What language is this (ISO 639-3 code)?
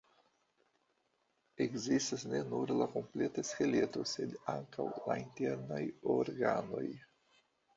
epo